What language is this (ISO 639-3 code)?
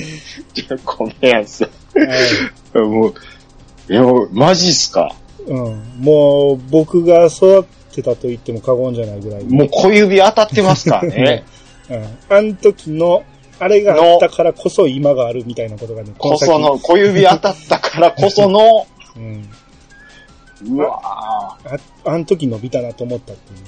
jpn